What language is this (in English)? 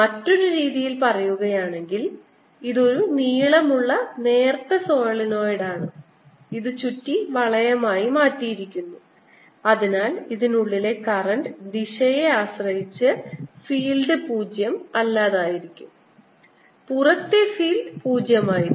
Malayalam